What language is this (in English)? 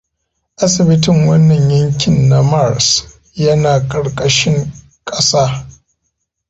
Hausa